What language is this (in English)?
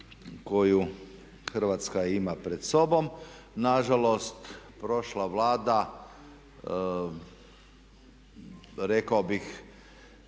Croatian